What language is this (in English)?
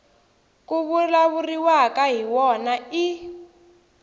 Tsonga